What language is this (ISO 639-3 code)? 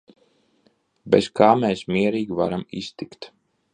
lav